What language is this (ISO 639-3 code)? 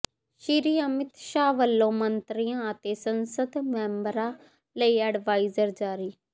pan